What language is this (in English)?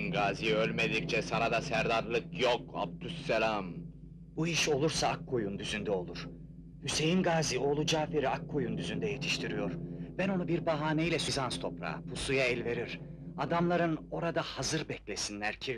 Turkish